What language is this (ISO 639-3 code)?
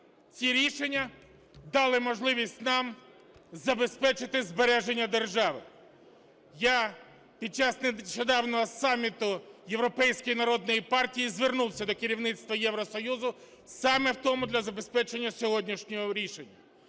ukr